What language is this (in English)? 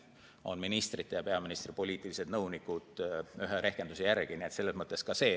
Estonian